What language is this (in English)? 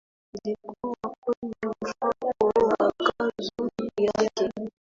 Swahili